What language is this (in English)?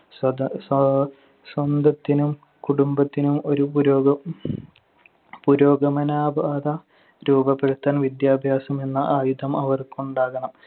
Malayalam